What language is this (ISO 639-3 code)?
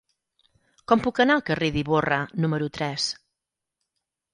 cat